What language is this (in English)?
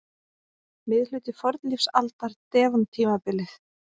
Icelandic